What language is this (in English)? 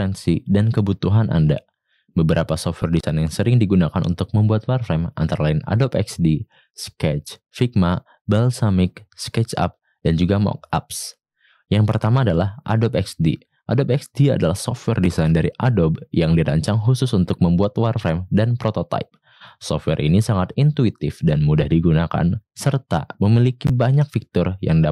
Indonesian